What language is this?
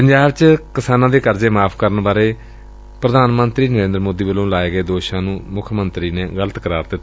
Punjabi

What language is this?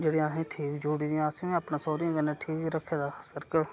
Dogri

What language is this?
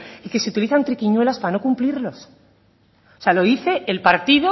Spanish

